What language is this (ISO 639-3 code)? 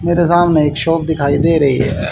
hin